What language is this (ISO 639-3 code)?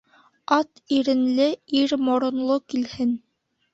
bak